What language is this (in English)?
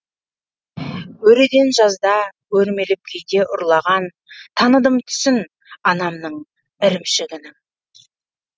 Kazakh